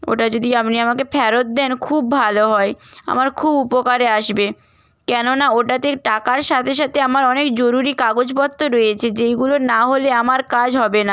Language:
Bangla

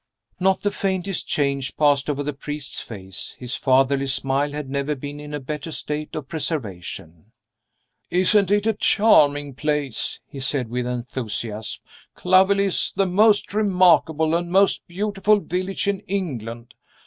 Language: English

